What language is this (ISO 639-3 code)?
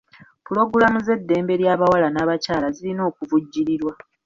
lug